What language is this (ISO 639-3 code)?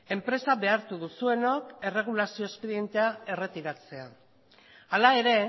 eus